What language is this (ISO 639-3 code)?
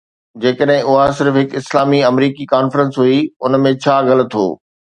snd